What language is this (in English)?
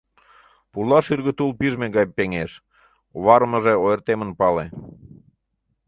Mari